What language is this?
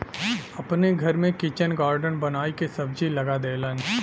Bhojpuri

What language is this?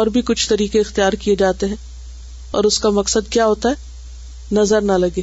Urdu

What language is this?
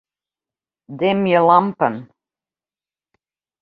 Western Frisian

